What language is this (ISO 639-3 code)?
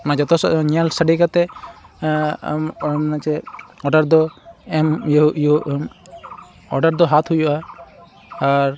sat